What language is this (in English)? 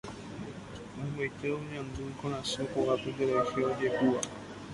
Guarani